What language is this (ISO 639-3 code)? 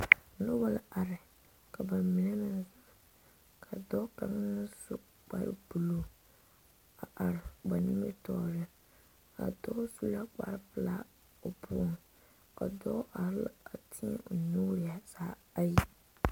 dga